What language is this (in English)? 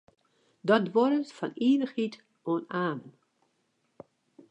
Western Frisian